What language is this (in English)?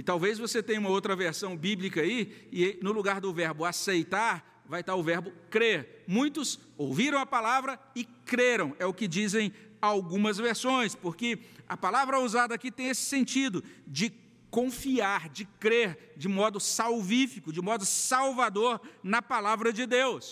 Portuguese